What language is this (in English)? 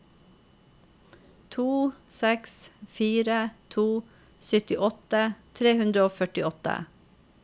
Norwegian